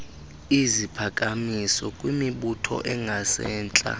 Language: Xhosa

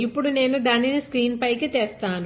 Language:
Telugu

